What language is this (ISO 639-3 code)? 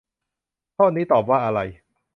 tha